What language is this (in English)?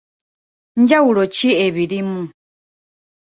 Ganda